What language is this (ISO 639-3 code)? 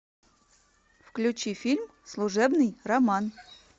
rus